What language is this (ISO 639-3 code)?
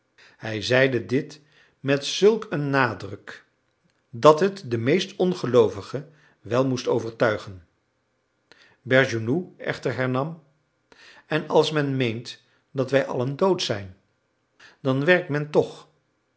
nld